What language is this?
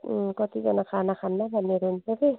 Nepali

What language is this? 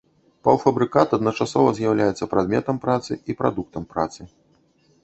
Belarusian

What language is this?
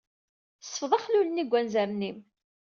Kabyle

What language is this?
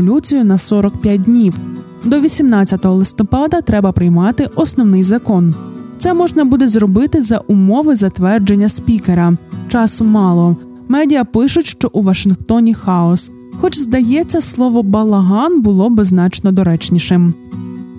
Ukrainian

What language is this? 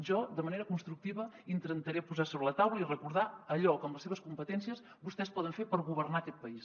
Catalan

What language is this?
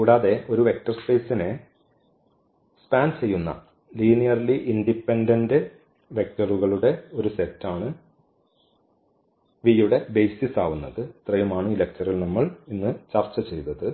Malayalam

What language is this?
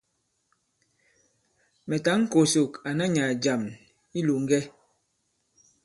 Bankon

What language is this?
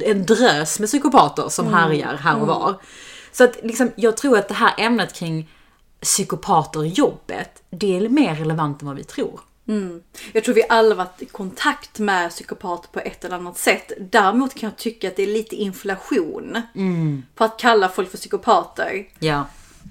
Swedish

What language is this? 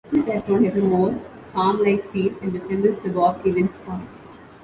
English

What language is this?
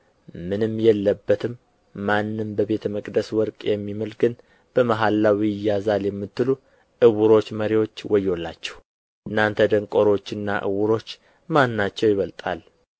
Amharic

